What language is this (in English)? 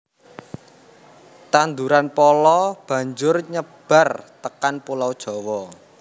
Javanese